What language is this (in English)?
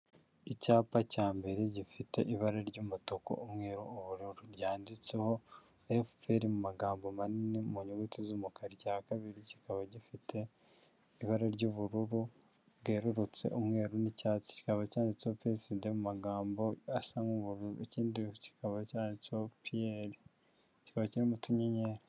Kinyarwanda